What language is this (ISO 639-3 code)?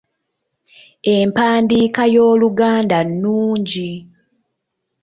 lug